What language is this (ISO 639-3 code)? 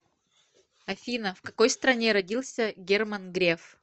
rus